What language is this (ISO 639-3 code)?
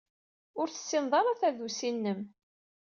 kab